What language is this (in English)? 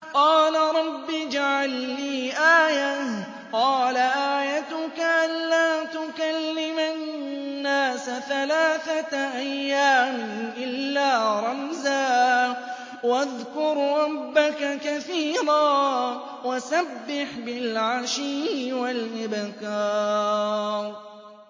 Arabic